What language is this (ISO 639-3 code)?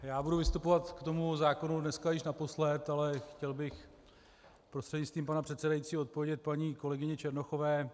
ces